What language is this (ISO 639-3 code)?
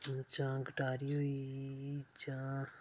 doi